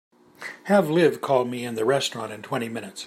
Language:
English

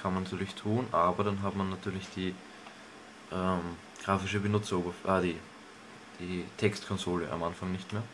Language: German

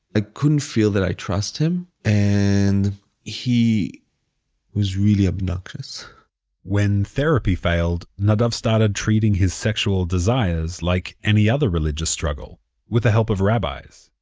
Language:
English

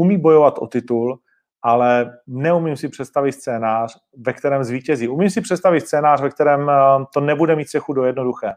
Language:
Czech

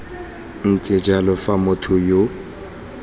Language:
Tswana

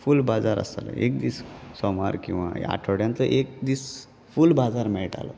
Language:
Konkani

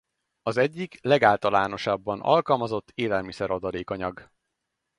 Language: Hungarian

